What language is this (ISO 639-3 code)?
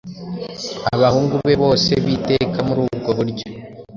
kin